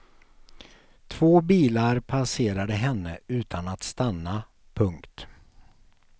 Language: Swedish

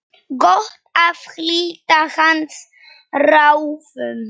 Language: Icelandic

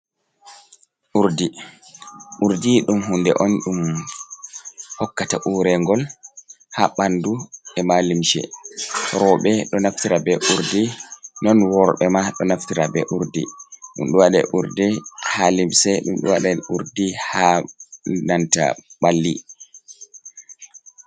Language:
Fula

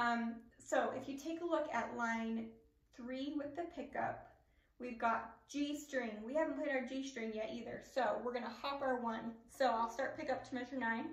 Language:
English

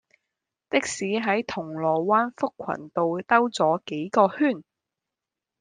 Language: Cantonese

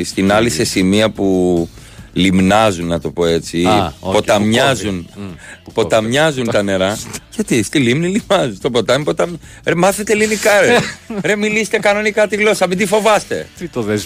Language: Greek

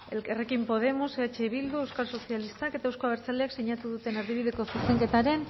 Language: Basque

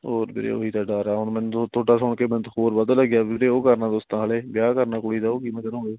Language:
Punjabi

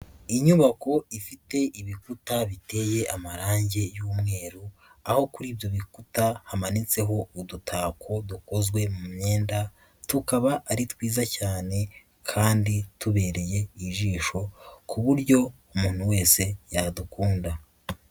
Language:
Kinyarwanda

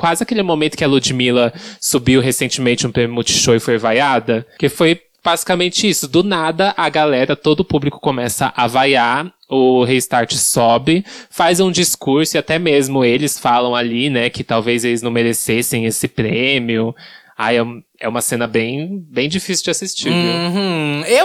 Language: Portuguese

